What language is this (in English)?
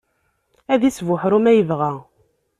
Kabyle